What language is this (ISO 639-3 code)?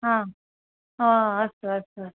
san